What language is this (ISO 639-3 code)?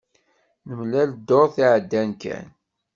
kab